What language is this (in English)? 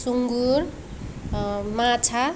Nepali